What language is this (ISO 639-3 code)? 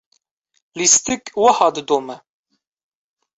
kur